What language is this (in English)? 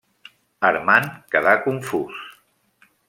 Catalan